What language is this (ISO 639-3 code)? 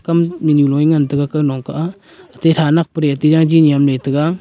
nnp